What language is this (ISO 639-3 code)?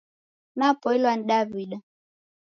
dav